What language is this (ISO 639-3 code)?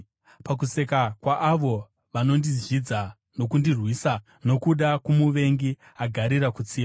sna